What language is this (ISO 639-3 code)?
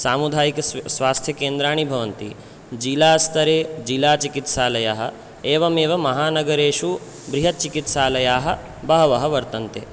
san